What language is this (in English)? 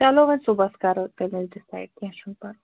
Kashmiri